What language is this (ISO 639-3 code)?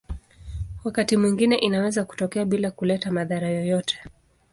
swa